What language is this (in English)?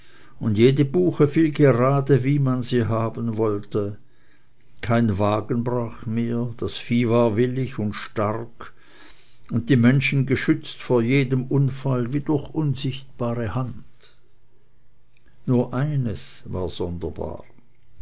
German